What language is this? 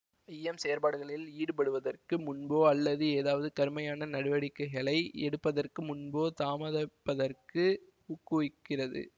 Tamil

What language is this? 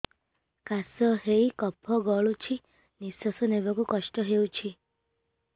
Odia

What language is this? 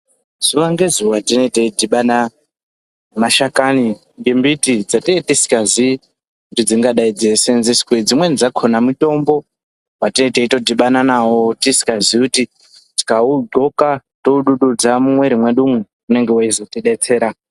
Ndau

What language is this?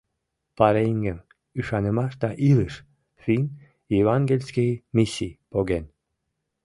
Mari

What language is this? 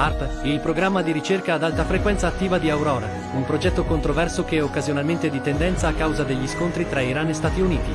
Italian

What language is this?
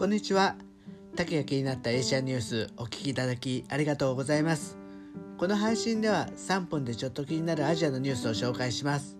Japanese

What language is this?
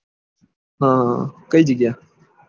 Gujarati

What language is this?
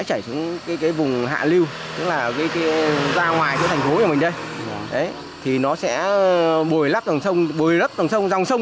Vietnamese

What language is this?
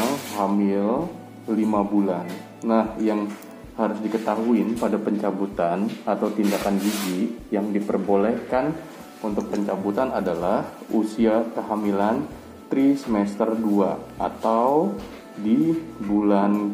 Indonesian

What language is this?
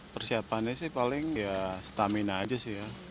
Indonesian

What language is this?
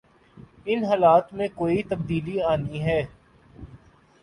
Urdu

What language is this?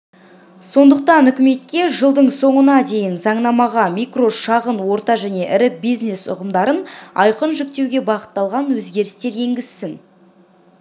Kazakh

